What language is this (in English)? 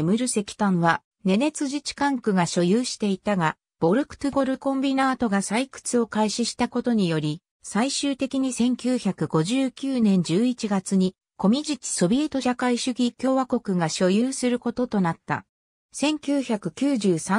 Japanese